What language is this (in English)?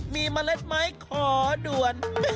Thai